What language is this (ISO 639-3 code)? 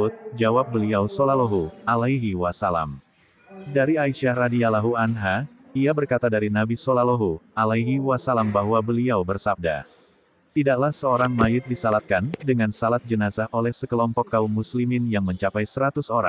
ind